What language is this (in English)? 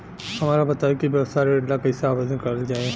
Bhojpuri